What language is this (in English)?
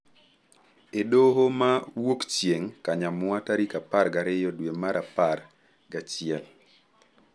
Luo (Kenya and Tanzania)